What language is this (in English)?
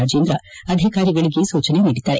Kannada